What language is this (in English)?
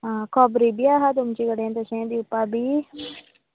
Konkani